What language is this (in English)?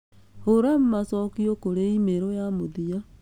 Kikuyu